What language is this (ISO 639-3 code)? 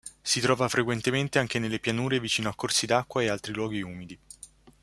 ita